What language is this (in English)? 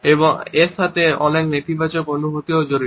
Bangla